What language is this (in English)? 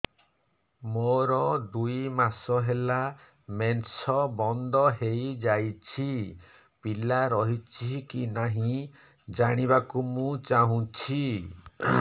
Odia